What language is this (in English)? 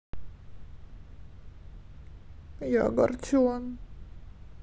Russian